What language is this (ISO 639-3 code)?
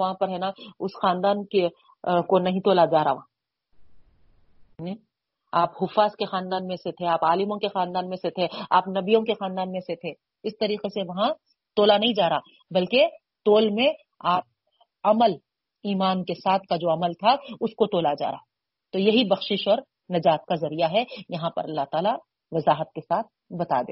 urd